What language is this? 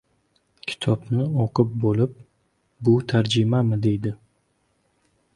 Uzbek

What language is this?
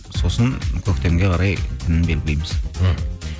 Kazakh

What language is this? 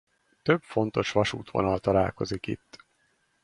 Hungarian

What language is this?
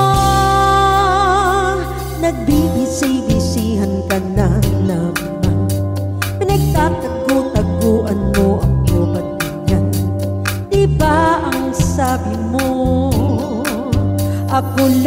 Thai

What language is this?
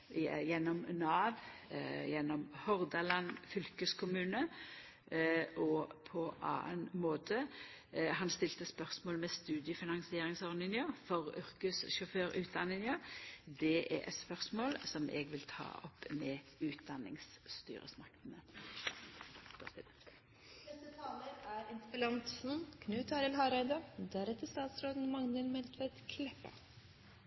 Norwegian Nynorsk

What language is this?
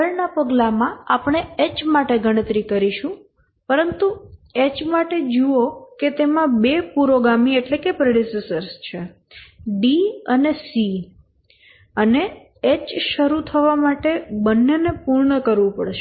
Gujarati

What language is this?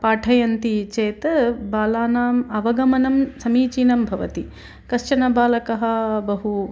Sanskrit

